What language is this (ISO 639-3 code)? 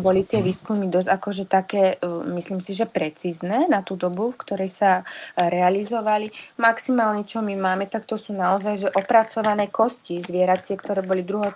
slk